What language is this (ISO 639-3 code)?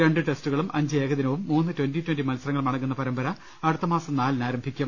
mal